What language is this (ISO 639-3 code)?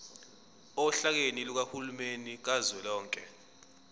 zul